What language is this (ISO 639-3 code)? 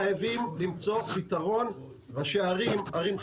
heb